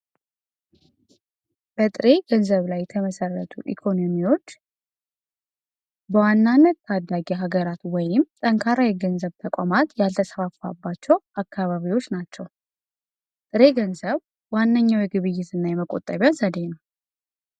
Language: Amharic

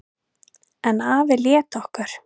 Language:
Icelandic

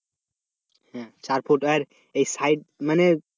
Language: Bangla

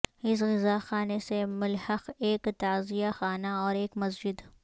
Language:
Urdu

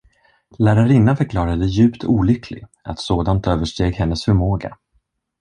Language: Swedish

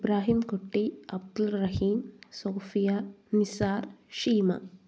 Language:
Malayalam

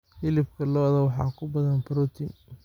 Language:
Somali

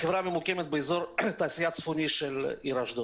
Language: Hebrew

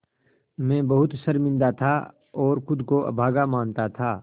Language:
Hindi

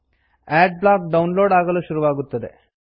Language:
Kannada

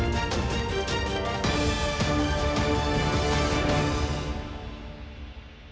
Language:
Ukrainian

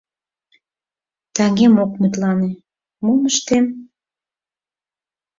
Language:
Mari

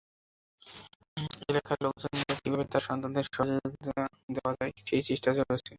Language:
Bangla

